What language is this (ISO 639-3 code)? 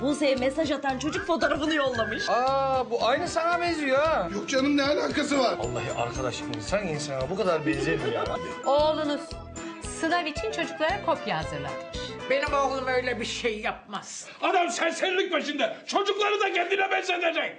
tur